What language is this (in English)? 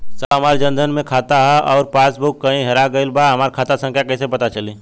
Bhojpuri